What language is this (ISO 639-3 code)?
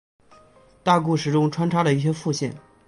zho